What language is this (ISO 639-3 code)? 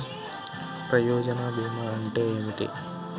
tel